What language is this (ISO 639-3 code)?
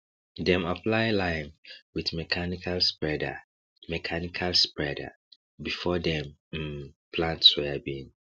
pcm